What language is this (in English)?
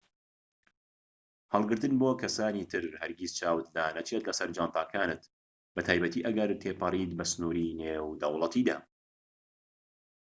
Central Kurdish